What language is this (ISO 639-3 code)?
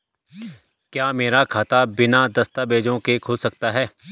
hin